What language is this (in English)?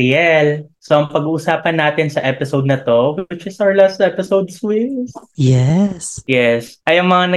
Filipino